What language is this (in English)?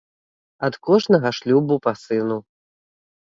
Belarusian